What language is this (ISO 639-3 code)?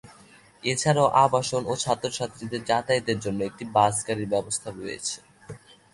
ben